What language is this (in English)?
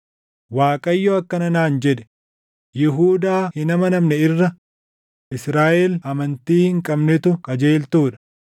Oromo